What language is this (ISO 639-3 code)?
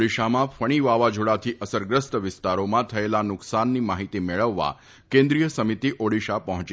guj